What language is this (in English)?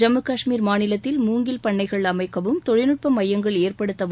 Tamil